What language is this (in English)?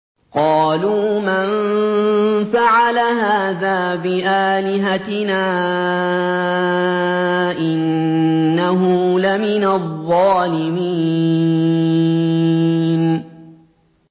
Arabic